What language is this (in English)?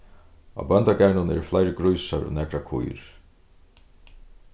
Faroese